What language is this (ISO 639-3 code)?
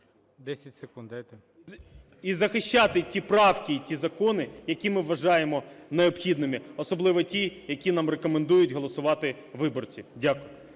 ukr